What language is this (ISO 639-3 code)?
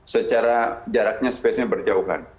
ind